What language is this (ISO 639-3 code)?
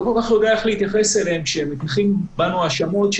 heb